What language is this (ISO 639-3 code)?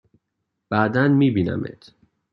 fas